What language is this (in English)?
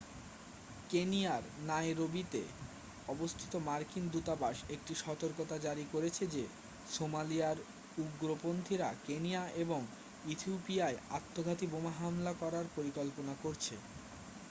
Bangla